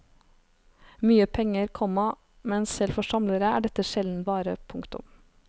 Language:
Norwegian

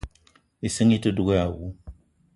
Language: Eton (Cameroon)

